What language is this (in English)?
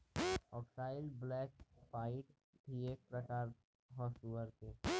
Bhojpuri